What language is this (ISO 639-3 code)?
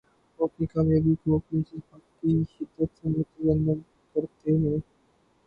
urd